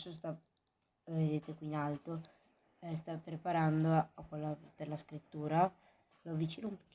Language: Italian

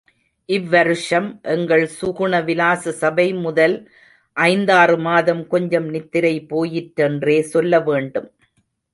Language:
Tamil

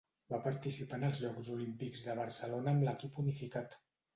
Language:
Catalan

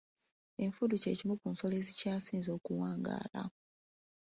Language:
Ganda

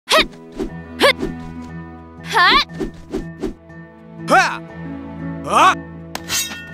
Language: Korean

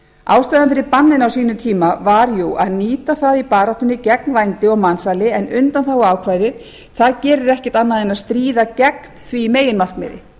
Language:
Icelandic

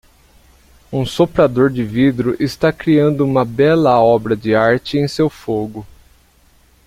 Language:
Portuguese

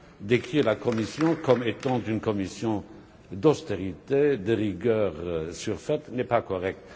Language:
French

